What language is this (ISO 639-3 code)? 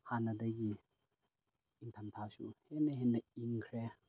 mni